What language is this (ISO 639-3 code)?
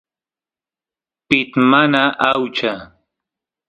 qus